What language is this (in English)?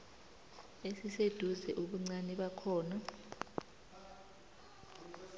South Ndebele